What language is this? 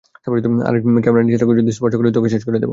Bangla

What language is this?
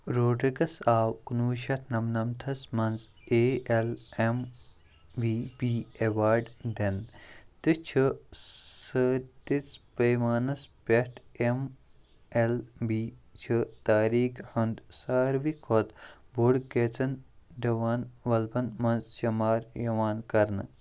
Kashmiri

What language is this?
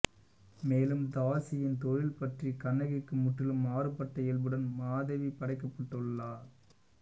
Tamil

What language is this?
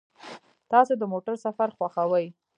Pashto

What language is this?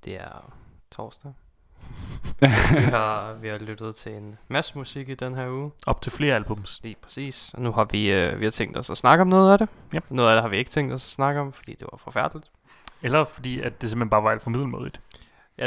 Danish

